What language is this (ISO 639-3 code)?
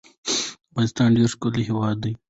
pus